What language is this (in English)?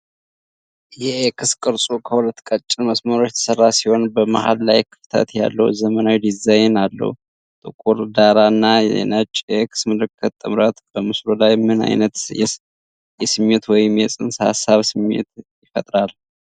Amharic